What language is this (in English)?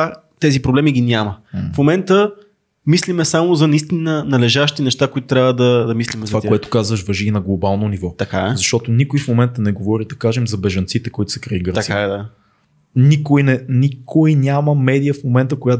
Bulgarian